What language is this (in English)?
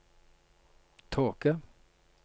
Norwegian